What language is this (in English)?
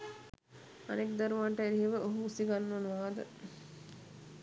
Sinhala